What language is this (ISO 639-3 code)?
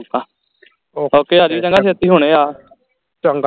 pan